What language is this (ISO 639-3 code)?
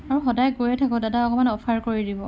asm